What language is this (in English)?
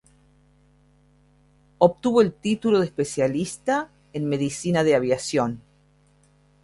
Spanish